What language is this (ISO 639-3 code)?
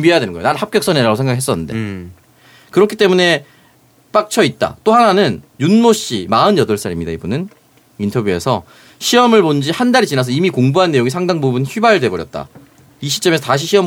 kor